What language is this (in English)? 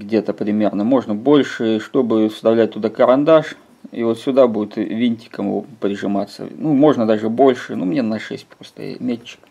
Russian